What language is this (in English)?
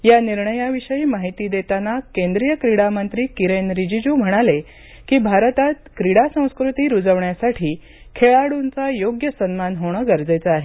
Marathi